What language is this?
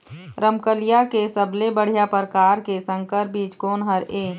Chhattisgarhi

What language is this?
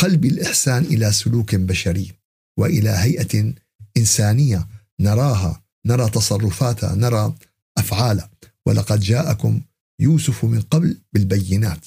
Arabic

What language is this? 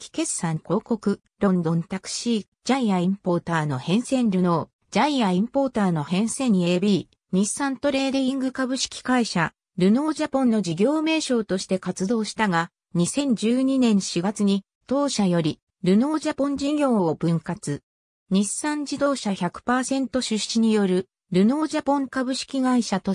Japanese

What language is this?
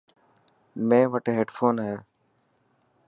Dhatki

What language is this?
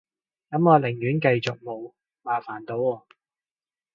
Cantonese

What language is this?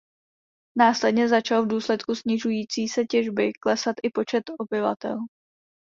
Czech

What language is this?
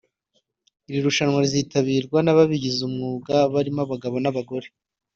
Kinyarwanda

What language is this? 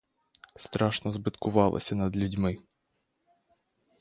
Ukrainian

